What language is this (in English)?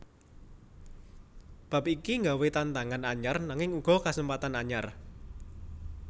Javanese